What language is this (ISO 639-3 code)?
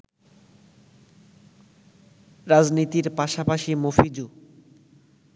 ben